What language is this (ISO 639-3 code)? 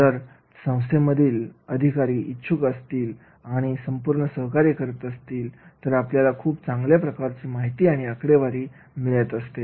mar